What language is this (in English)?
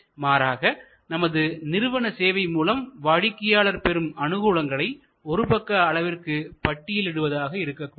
Tamil